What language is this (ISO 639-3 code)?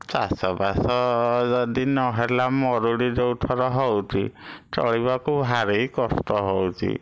ori